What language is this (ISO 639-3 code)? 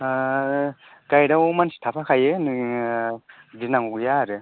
brx